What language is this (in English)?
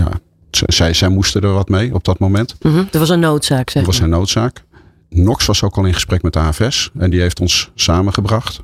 Dutch